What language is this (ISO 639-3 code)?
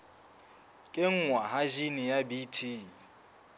sot